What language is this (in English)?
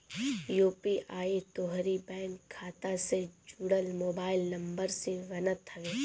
Bhojpuri